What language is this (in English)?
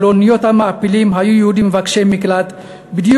Hebrew